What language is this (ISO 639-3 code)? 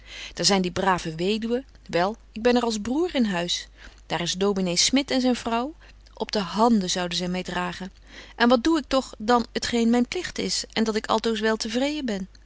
nld